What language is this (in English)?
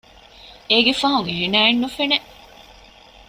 Divehi